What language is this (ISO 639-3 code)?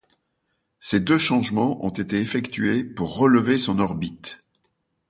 fra